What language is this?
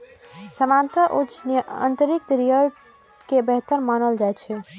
Maithili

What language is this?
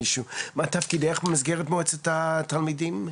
Hebrew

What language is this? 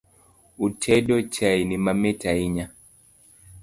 Luo (Kenya and Tanzania)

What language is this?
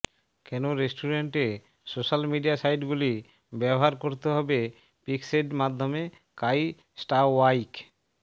Bangla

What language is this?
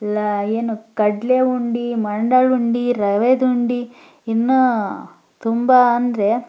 Kannada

